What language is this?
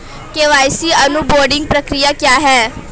Hindi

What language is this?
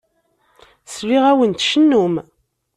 Kabyle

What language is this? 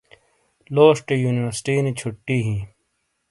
Shina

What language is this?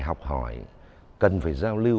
Vietnamese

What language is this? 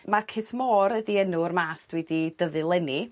Welsh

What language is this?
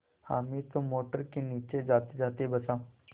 Hindi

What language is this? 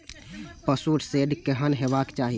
Maithili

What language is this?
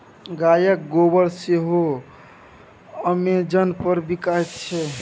Maithili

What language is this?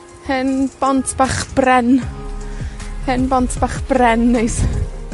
Welsh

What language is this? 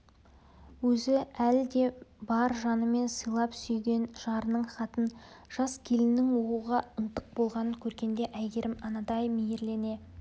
Kazakh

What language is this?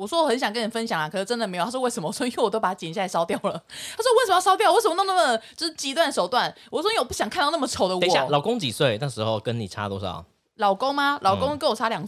Chinese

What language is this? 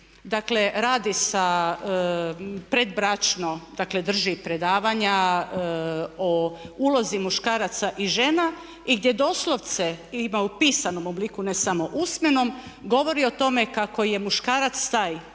Croatian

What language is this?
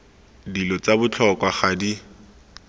Tswana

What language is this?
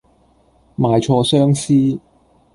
Cantonese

